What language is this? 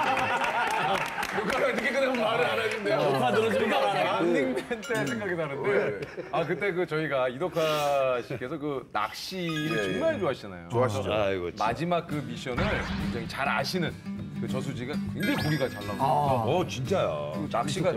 Korean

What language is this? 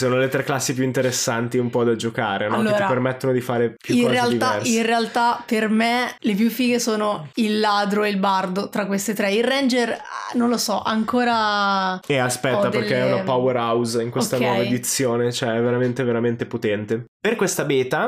Italian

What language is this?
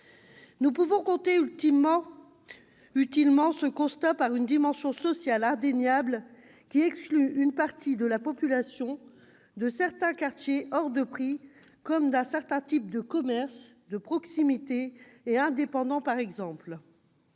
French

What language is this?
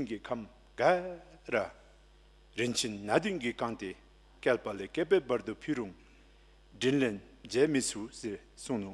Korean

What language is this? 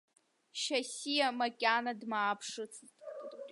Abkhazian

